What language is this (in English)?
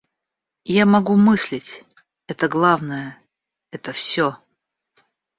Russian